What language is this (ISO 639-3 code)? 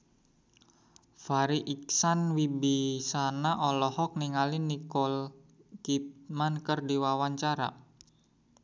sun